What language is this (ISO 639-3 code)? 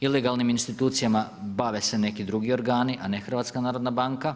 hrv